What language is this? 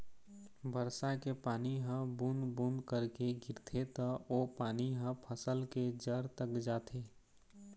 Chhattisgarhi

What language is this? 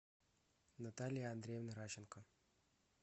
Russian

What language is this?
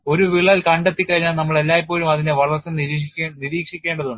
Malayalam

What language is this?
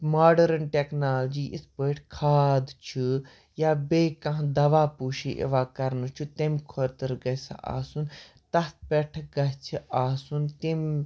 Kashmiri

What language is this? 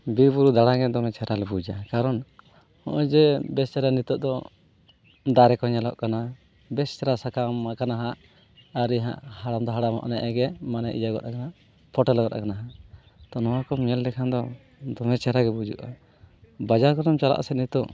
Santali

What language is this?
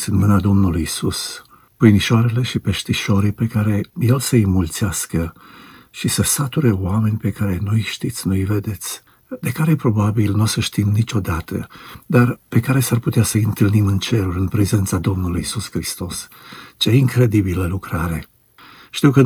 Romanian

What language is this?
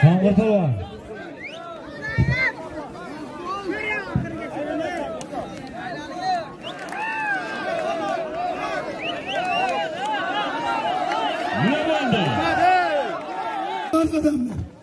Turkish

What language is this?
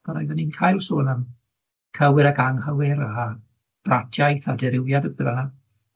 Welsh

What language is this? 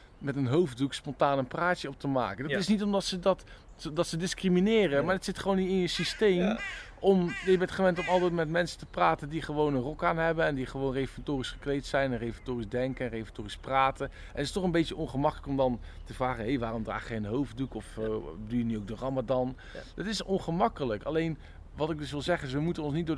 Dutch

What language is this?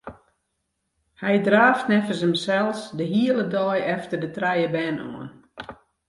Western Frisian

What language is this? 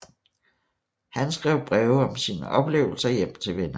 Danish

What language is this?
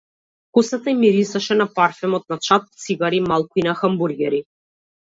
Macedonian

